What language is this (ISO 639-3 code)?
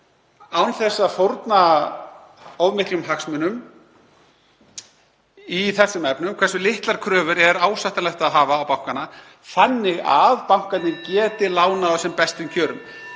isl